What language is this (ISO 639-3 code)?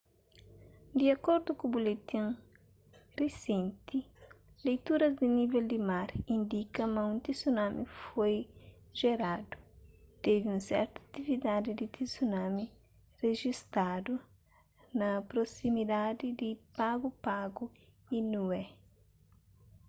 kea